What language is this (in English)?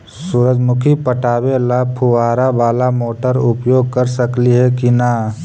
Magahi